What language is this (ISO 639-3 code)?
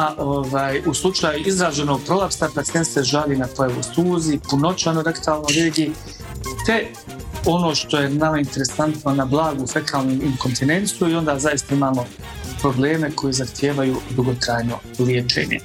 hrv